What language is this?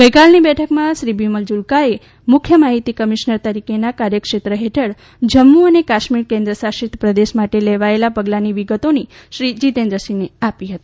Gujarati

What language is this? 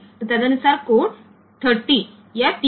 Gujarati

